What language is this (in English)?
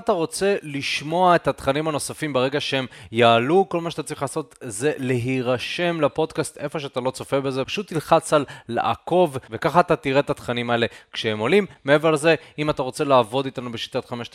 Hebrew